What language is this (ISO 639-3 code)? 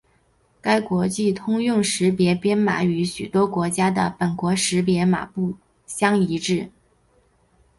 zho